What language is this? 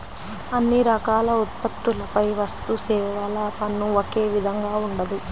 Telugu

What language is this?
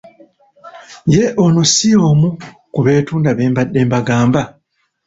Ganda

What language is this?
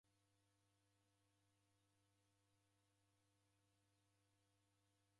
Taita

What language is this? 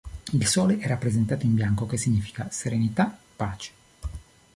Italian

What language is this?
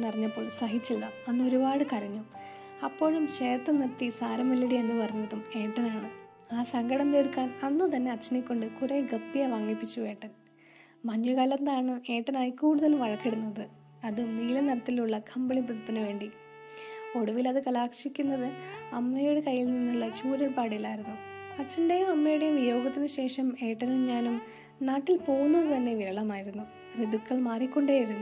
Malayalam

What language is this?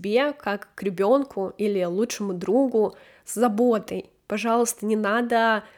Russian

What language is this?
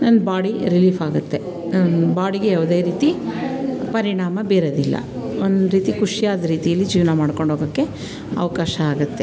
Kannada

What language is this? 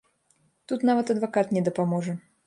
Belarusian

